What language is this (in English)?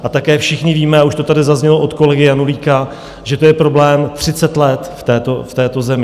Czech